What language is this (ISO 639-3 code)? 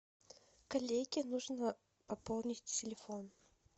rus